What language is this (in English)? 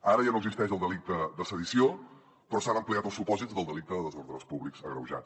Catalan